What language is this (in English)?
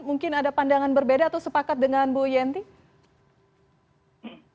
Indonesian